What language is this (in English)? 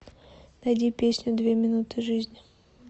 Russian